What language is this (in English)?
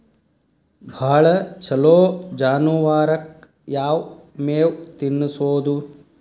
Kannada